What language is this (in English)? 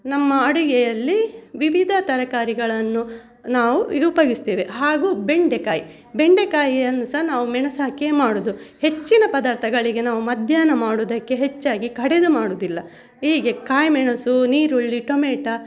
Kannada